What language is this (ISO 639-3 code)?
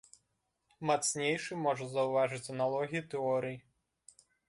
bel